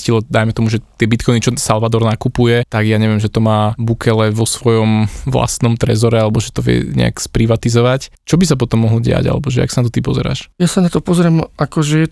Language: Slovak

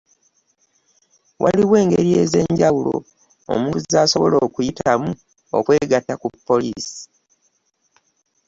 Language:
Ganda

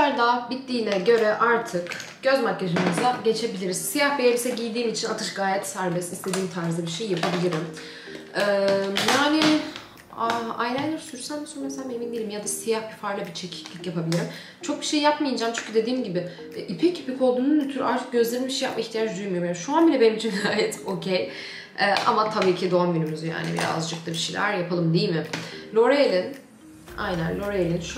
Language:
Turkish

